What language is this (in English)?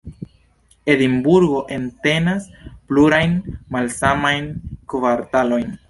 Esperanto